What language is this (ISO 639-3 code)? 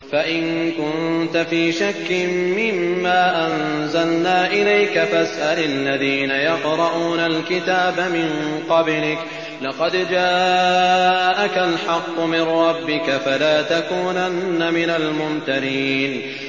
ara